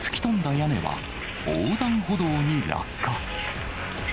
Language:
Japanese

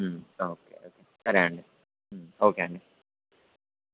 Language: Telugu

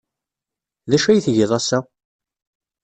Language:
Kabyle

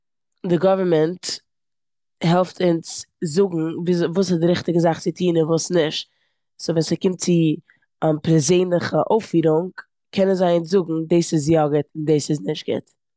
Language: Yiddish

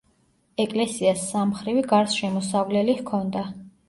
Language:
Georgian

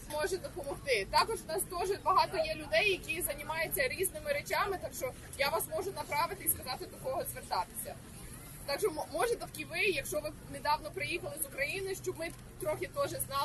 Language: Ukrainian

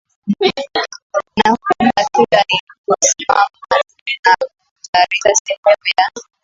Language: Swahili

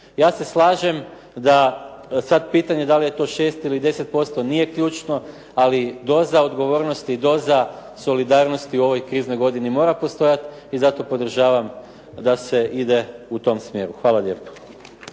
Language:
Croatian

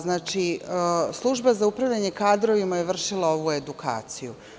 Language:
Serbian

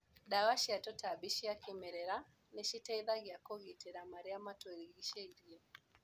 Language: Kikuyu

